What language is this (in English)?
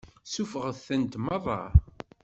Kabyle